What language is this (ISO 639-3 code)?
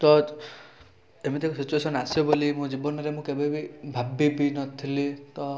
ori